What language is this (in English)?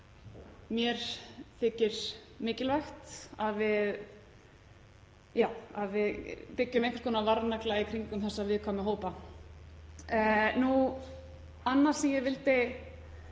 Icelandic